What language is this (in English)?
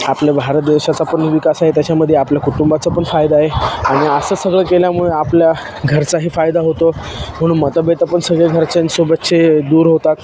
Marathi